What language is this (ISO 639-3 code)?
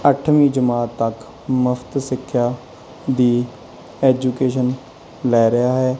pan